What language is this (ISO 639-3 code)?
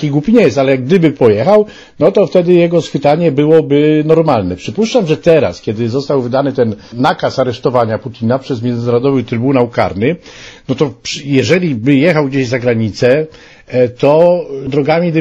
pol